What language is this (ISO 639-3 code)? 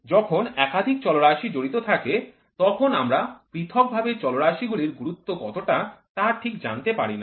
ben